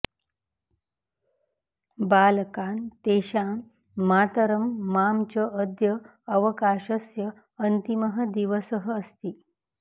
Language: Sanskrit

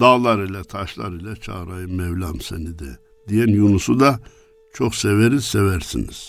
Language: Turkish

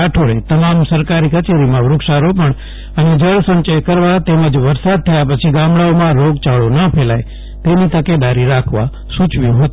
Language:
Gujarati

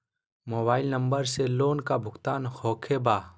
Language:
Magahi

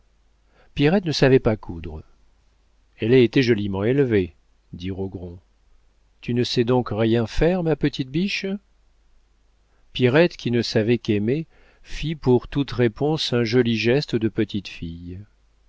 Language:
French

